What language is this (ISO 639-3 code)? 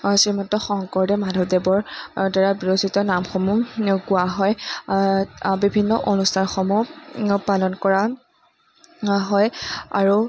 asm